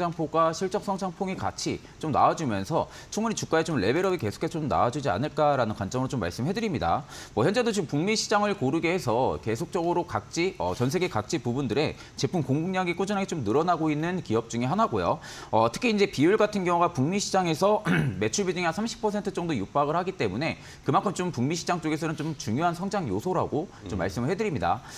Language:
Korean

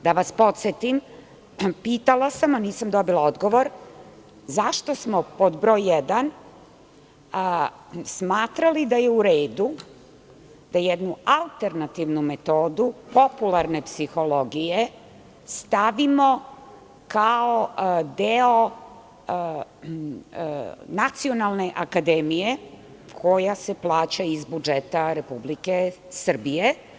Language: Serbian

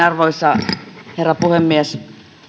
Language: Finnish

